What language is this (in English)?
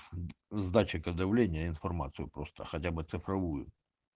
Russian